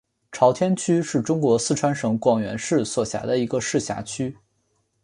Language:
Chinese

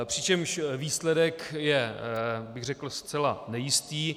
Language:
Czech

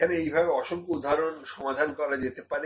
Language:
Bangla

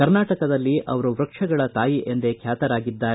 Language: Kannada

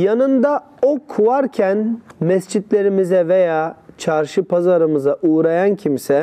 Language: Turkish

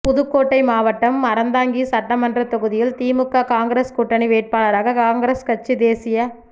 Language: Tamil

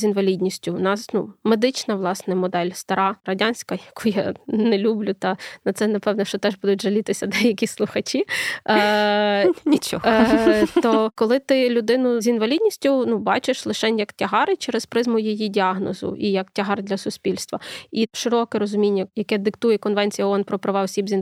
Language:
Ukrainian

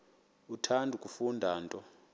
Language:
Xhosa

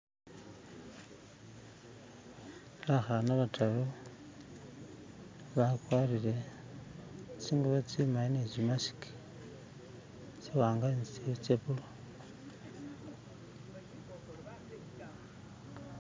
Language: Masaaba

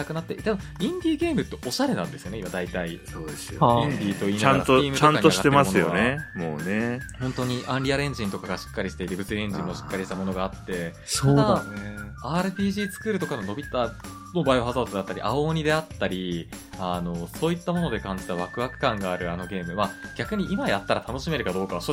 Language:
Japanese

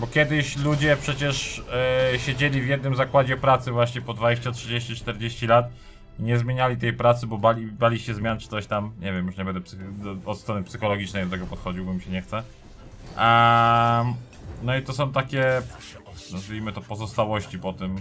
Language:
Polish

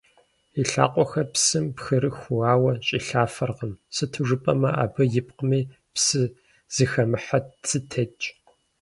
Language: Kabardian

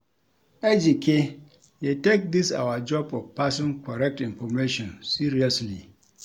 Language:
Nigerian Pidgin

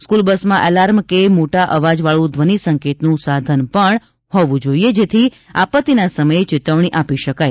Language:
Gujarati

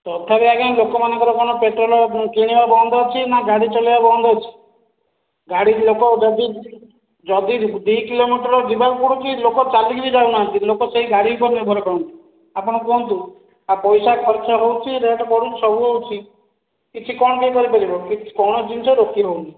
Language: Odia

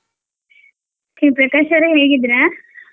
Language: Kannada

